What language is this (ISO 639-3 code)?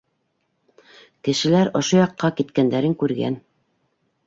bak